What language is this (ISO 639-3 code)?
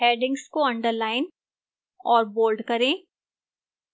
hin